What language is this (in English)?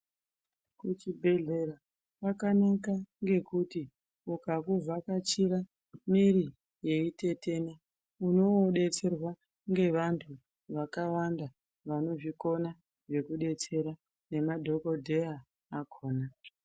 Ndau